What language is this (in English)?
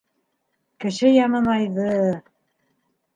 Bashkir